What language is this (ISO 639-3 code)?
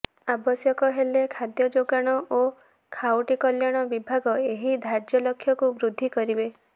ori